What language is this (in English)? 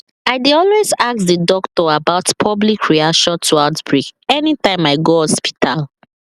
Nigerian Pidgin